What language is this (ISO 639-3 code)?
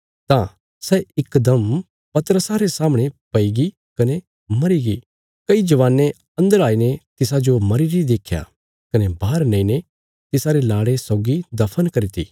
kfs